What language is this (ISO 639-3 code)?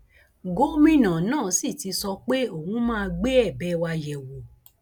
yor